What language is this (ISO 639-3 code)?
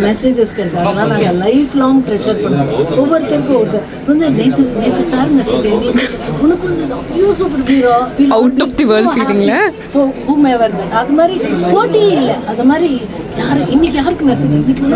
tam